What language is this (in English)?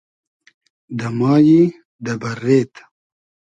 Hazaragi